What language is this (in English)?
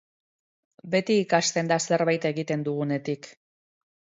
Basque